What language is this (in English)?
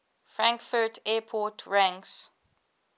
English